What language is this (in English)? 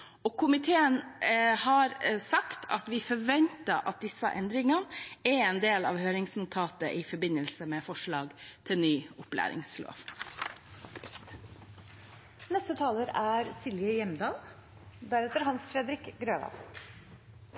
Norwegian Bokmål